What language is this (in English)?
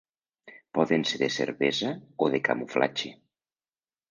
Catalan